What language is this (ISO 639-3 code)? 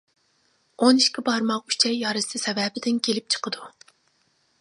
uig